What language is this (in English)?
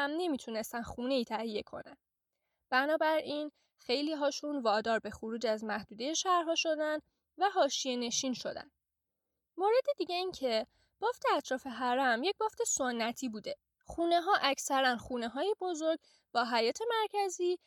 Persian